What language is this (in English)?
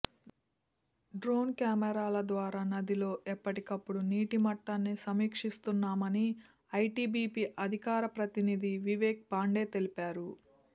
Telugu